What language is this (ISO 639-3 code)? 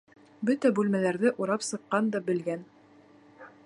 bak